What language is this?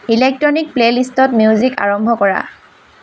Assamese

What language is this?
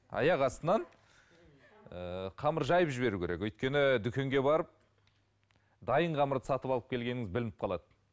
Kazakh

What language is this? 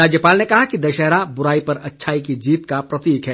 Hindi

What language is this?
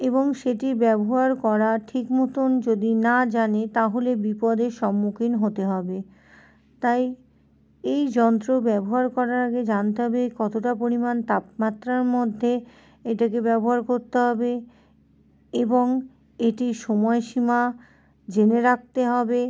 Bangla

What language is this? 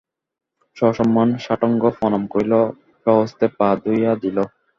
Bangla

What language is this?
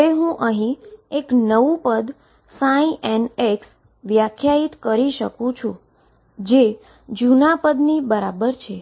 Gujarati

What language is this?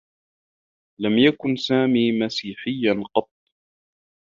Arabic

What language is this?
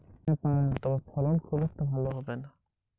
Bangla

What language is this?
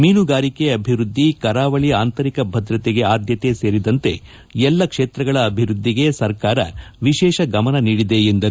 Kannada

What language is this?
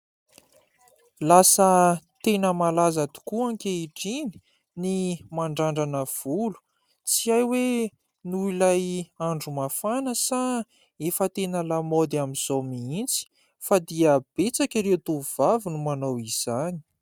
Malagasy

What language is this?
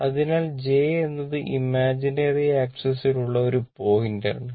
Malayalam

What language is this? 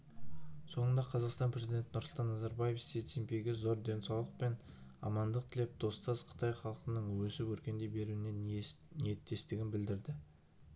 Kazakh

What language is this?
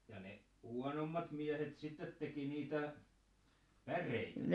Finnish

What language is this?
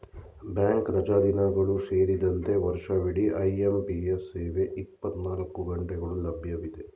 Kannada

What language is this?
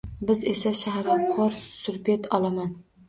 Uzbek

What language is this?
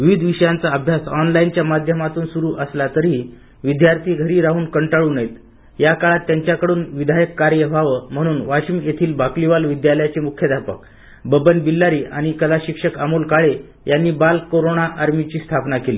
Marathi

